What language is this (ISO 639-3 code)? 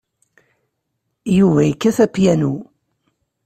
kab